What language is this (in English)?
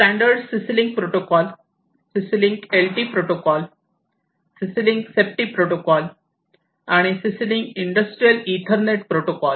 Marathi